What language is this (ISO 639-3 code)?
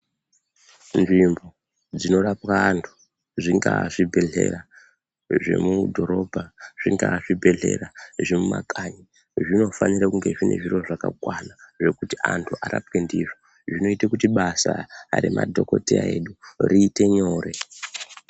ndc